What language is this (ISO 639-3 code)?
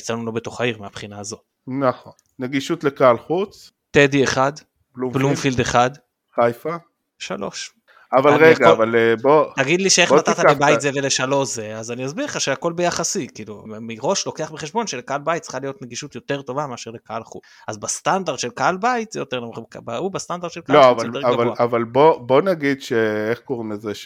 heb